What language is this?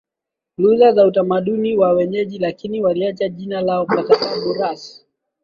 Swahili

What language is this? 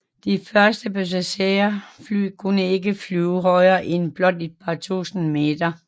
Danish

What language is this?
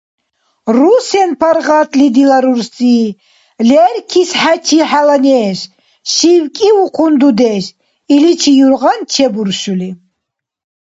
Dargwa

